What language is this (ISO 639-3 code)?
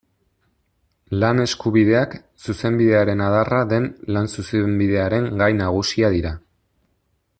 eus